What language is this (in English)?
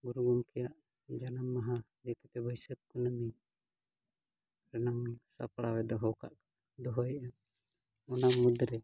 Santali